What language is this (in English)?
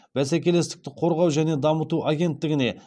Kazakh